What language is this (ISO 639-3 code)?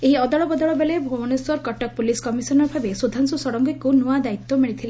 ori